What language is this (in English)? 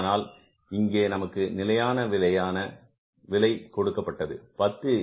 Tamil